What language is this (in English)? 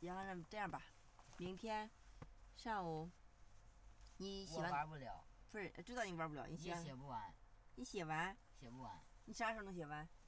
Chinese